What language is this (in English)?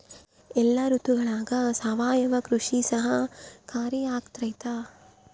Kannada